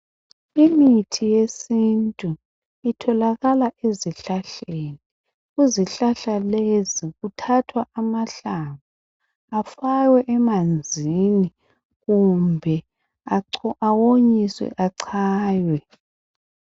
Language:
North Ndebele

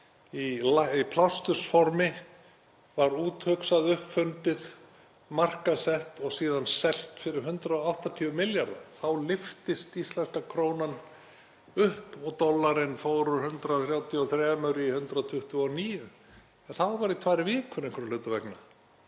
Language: Icelandic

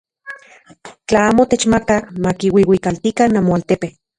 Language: Central Puebla Nahuatl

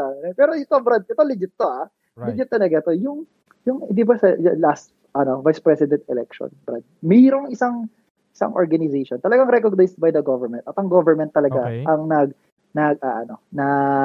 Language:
Filipino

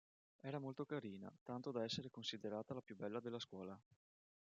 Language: Italian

